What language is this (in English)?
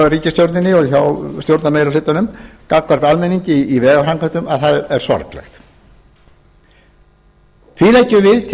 Icelandic